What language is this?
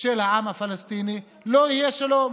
Hebrew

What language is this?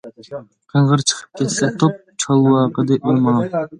Uyghur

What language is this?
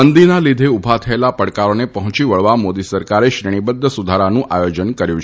Gujarati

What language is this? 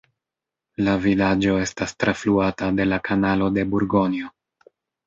Esperanto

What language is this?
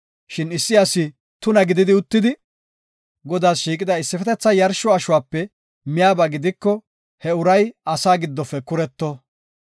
Gofa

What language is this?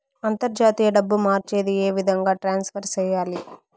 Telugu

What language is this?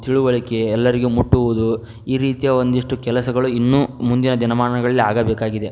Kannada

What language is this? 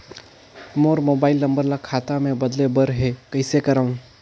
Chhattisgarhi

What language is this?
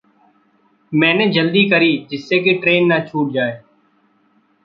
Hindi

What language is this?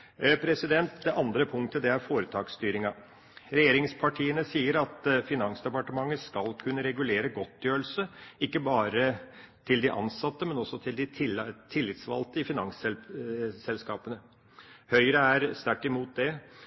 Norwegian Bokmål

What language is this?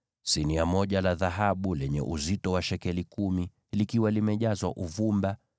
Swahili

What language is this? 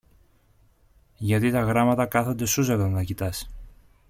Greek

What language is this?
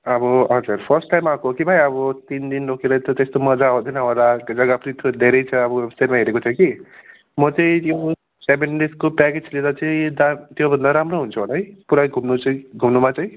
Nepali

